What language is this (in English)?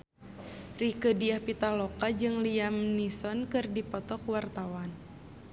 Sundanese